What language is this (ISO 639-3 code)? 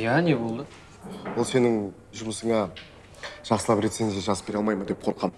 tur